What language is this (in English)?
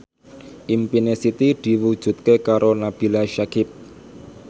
Javanese